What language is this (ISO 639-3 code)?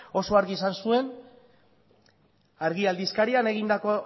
eus